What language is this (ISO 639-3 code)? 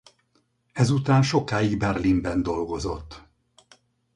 hun